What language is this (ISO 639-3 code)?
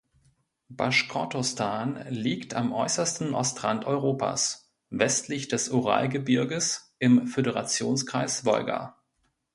deu